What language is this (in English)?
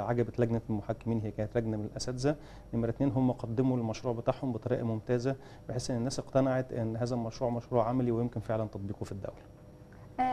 Arabic